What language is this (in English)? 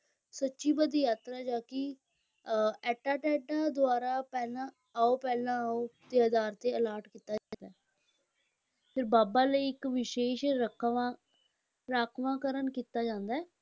Punjabi